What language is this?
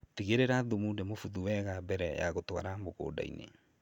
Kikuyu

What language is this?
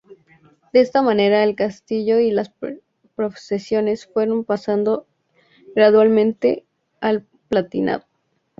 Spanish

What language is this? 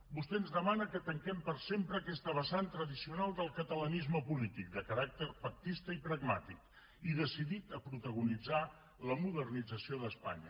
Catalan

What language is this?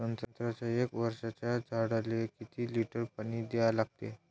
Marathi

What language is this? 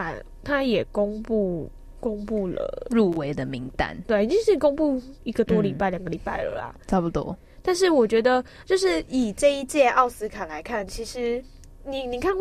Chinese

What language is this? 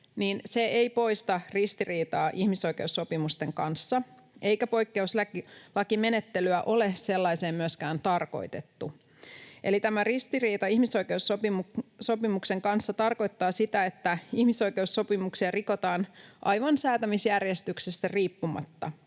Finnish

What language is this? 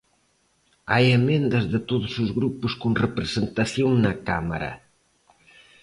Galician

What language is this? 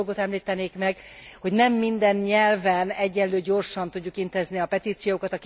Hungarian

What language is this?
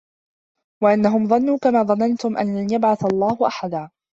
Arabic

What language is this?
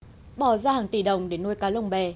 Vietnamese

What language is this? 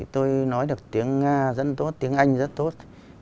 Vietnamese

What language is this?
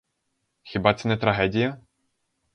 Ukrainian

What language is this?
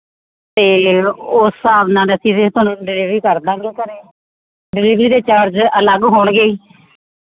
Punjabi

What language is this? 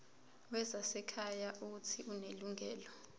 Zulu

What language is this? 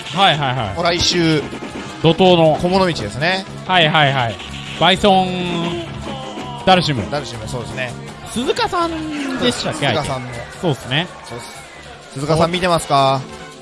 Japanese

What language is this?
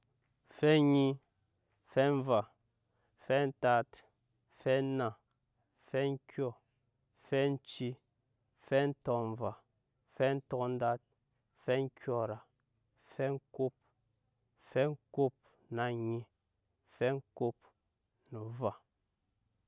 Nyankpa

